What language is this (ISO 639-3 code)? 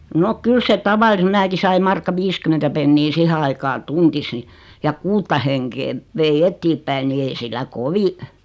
fin